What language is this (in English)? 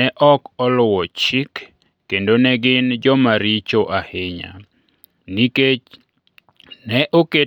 Luo (Kenya and Tanzania)